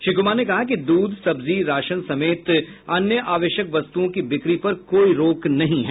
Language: Hindi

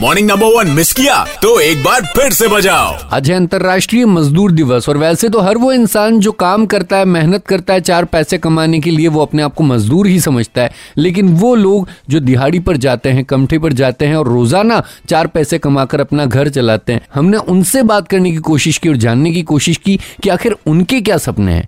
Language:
Hindi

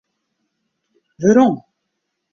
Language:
Western Frisian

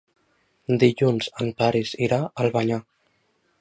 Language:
Catalan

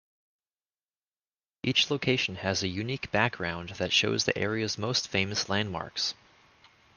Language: English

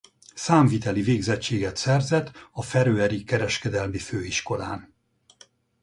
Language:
Hungarian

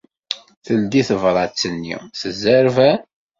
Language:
Kabyle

